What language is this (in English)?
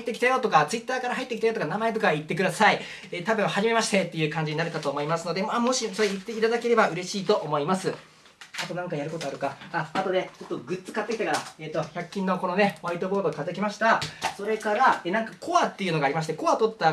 Japanese